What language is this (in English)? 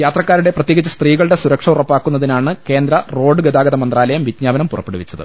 Malayalam